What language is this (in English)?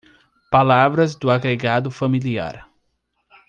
Portuguese